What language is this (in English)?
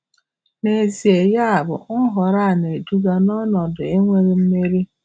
Igbo